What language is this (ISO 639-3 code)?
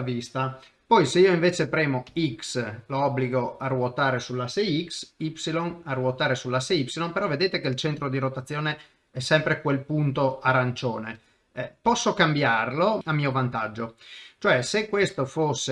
ita